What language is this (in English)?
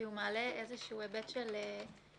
Hebrew